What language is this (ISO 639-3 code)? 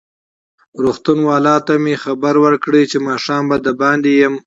pus